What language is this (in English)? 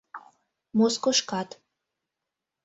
Mari